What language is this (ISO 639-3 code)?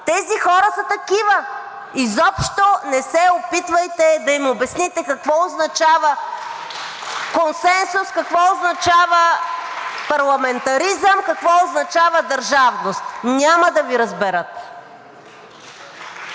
bul